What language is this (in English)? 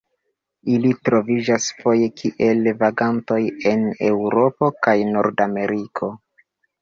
Esperanto